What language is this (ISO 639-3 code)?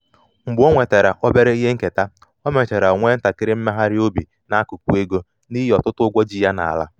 ibo